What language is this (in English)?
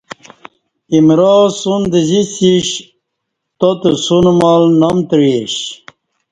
Kati